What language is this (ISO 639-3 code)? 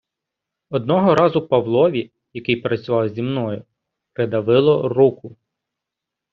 ukr